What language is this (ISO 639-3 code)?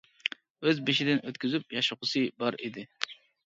uig